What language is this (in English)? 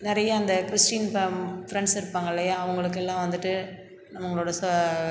Tamil